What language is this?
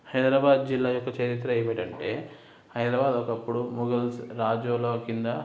Telugu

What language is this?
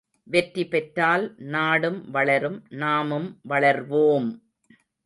Tamil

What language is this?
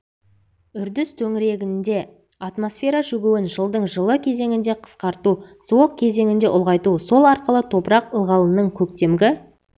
Kazakh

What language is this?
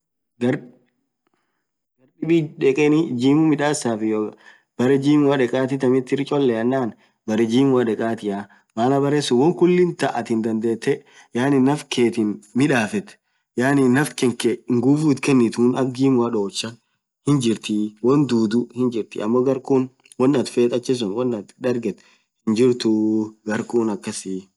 Orma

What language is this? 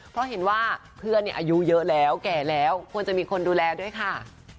Thai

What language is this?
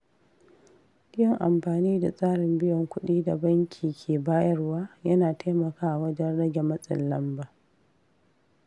Hausa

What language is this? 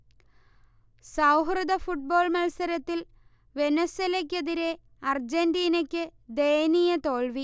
Malayalam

